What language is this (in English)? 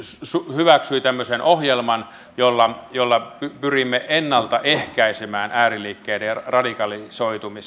Finnish